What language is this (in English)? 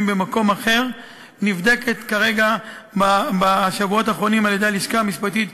Hebrew